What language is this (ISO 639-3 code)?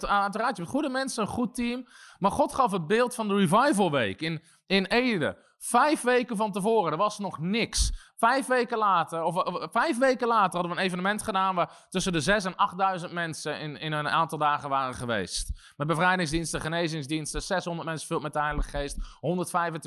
nld